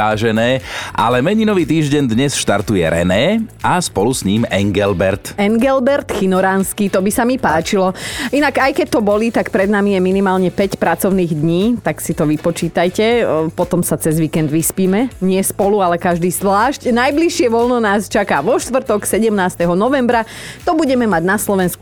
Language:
Slovak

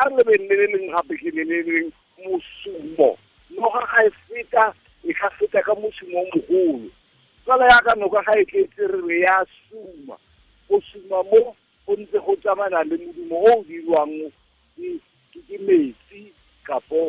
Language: Filipino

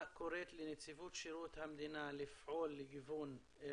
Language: Hebrew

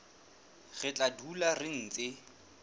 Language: Southern Sotho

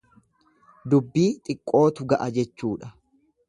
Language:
Oromo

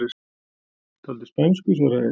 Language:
Icelandic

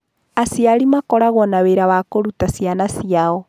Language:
Kikuyu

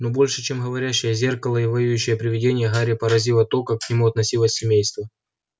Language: Russian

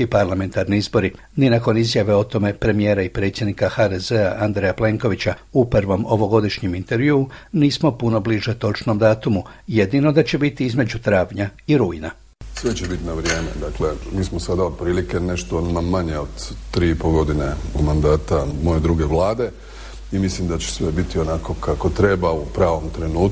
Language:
Croatian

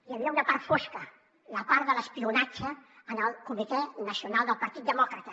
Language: Catalan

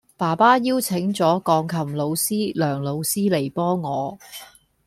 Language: Cantonese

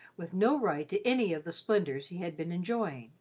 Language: English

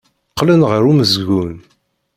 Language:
Kabyle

